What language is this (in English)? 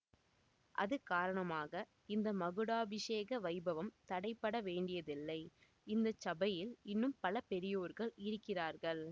Tamil